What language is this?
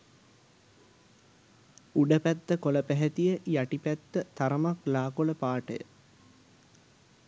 Sinhala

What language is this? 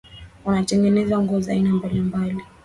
Swahili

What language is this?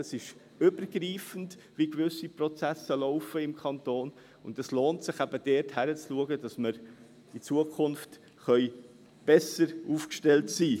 Swiss German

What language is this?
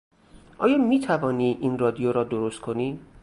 Persian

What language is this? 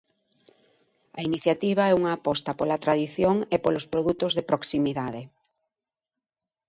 Galician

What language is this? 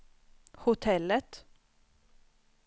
Swedish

